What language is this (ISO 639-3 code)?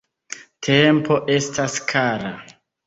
epo